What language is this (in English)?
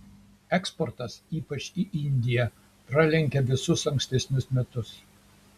Lithuanian